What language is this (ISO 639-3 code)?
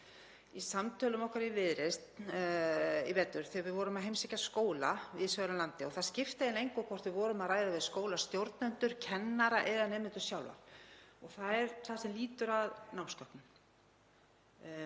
isl